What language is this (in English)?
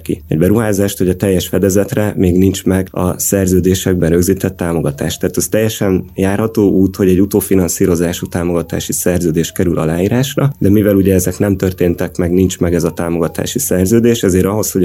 Hungarian